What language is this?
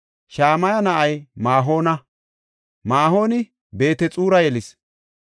Gofa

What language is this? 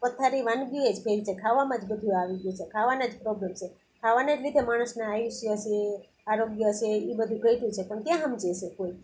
Gujarati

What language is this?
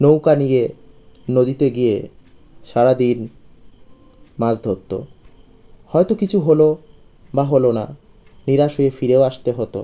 Bangla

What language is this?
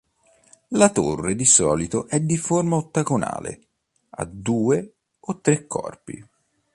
Italian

